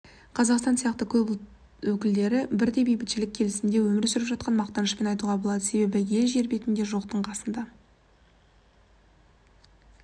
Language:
Kazakh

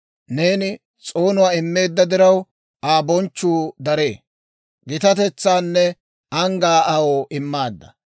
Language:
Dawro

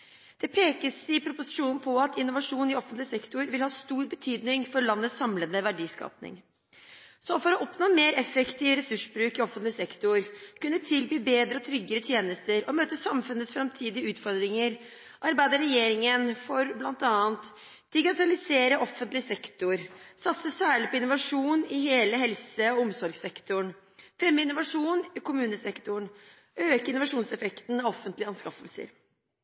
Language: Norwegian Bokmål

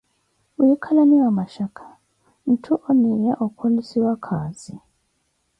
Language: Koti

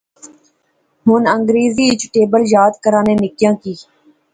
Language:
Pahari-Potwari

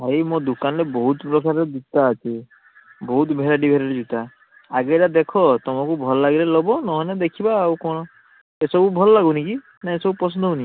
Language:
Odia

